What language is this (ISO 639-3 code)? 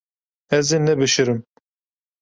kur